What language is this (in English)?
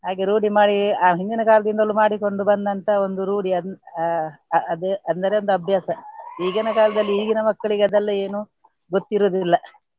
Kannada